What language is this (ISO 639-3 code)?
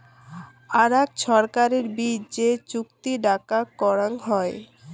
ben